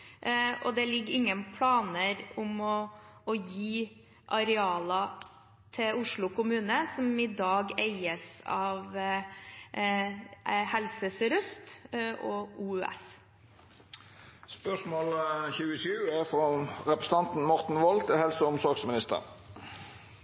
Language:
Norwegian Bokmål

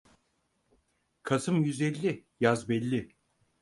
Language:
Turkish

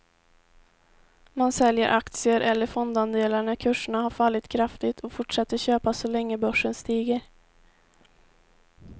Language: Swedish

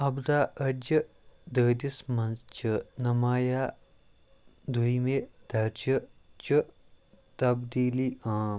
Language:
Kashmiri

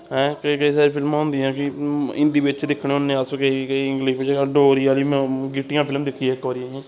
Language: Dogri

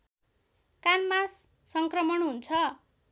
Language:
Nepali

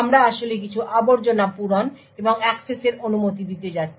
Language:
Bangla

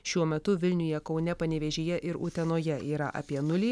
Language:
Lithuanian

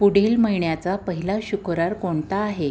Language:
Marathi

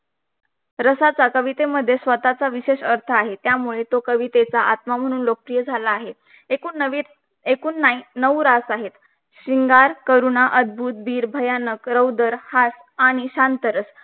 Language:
Marathi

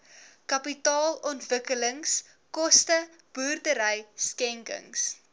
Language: Afrikaans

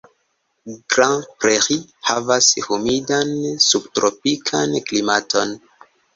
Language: Esperanto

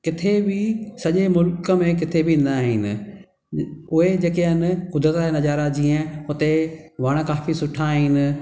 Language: Sindhi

